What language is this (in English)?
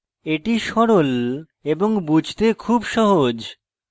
Bangla